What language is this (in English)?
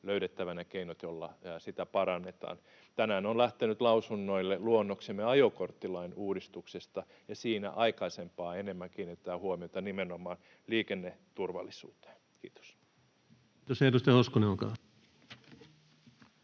Finnish